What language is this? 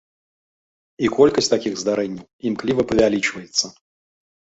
Belarusian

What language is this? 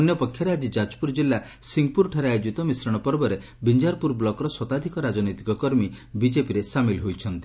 Odia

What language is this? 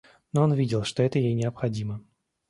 Russian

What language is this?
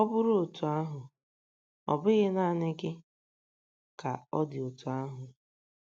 Igbo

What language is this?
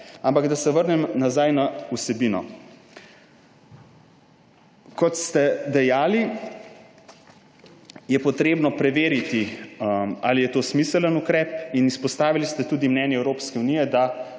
Slovenian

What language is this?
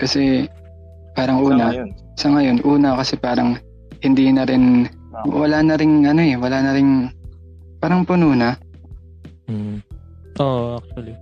Filipino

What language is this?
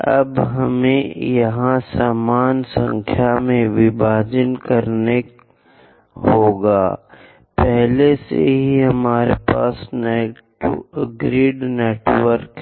Hindi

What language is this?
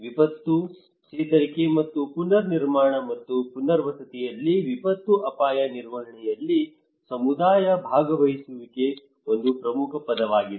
Kannada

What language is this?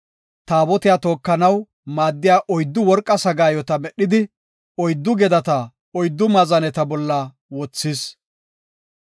Gofa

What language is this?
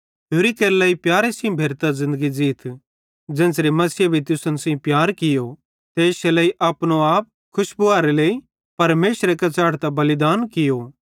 Bhadrawahi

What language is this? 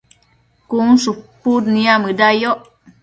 Matsés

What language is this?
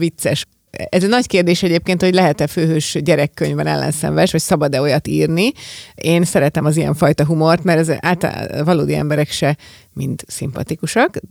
Hungarian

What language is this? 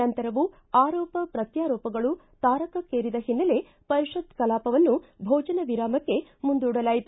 Kannada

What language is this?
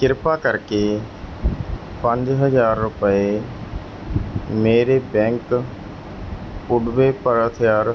Punjabi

